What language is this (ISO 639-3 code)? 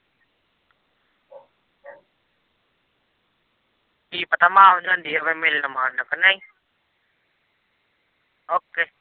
pan